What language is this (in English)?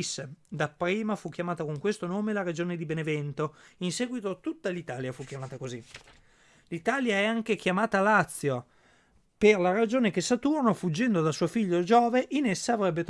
Italian